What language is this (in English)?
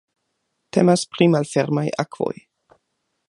Esperanto